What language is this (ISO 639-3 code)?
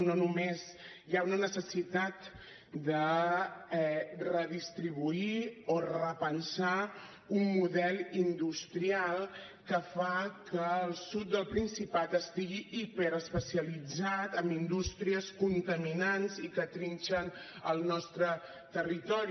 cat